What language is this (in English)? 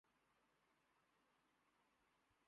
Urdu